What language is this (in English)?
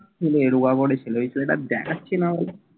Bangla